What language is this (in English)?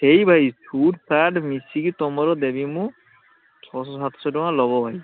Odia